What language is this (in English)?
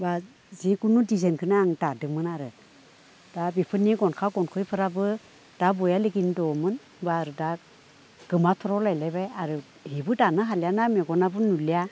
Bodo